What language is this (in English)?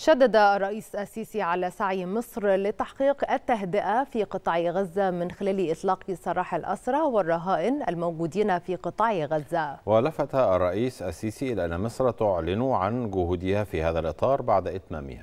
Arabic